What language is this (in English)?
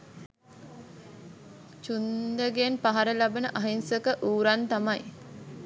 Sinhala